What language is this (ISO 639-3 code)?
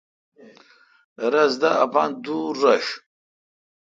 xka